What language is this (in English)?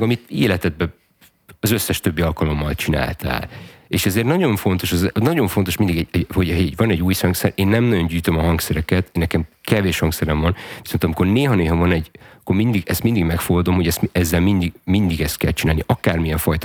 Hungarian